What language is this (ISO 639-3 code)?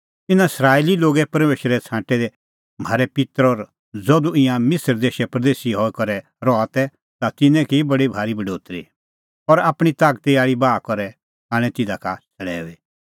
kfx